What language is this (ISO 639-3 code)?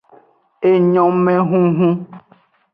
ajg